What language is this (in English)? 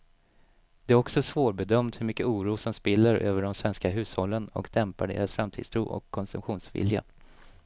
Swedish